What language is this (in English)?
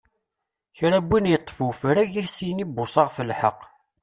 Kabyle